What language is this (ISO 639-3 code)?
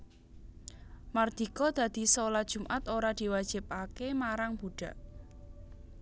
jav